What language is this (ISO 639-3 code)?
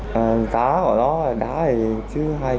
vie